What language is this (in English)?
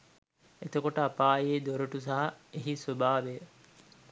Sinhala